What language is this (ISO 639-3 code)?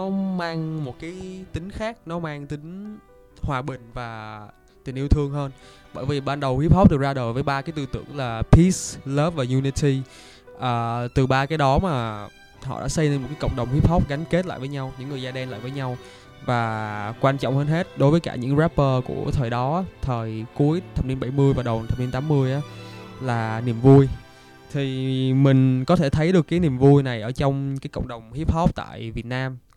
vie